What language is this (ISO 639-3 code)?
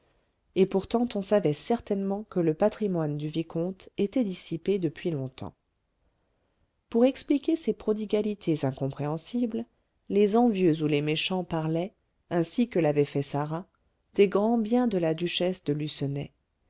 fra